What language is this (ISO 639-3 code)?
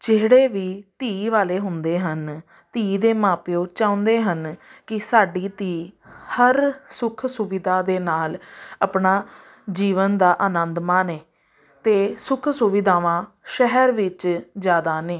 pan